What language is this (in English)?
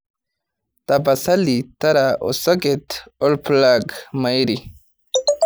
Masai